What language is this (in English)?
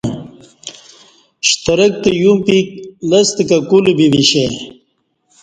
Kati